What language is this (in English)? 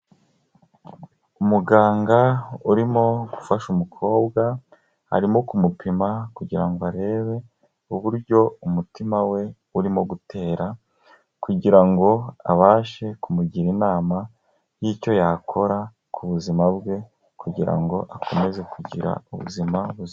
Kinyarwanda